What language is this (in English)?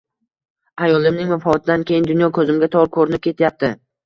Uzbek